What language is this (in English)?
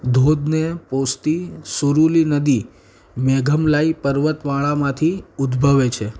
Gujarati